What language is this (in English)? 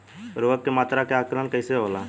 Bhojpuri